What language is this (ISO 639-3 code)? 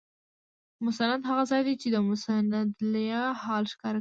pus